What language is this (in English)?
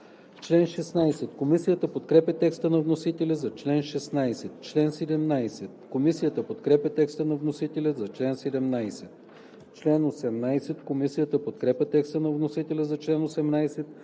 Bulgarian